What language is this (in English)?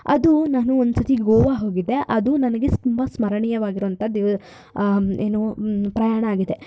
Kannada